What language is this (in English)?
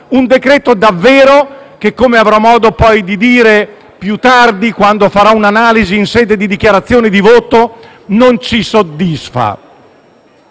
Italian